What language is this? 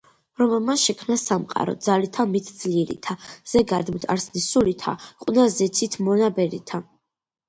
Georgian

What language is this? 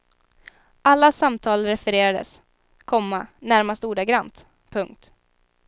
Swedish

